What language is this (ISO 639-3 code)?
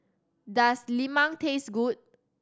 eng